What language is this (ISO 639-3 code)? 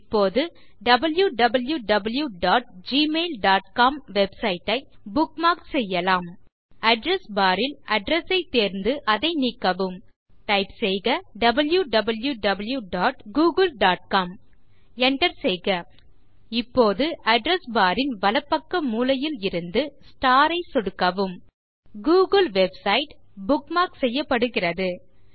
tam